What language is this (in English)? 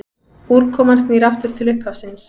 Icelandic